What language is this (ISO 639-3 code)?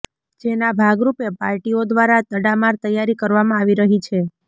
guj